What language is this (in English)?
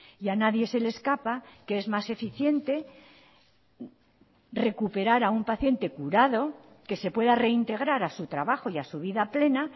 Spanish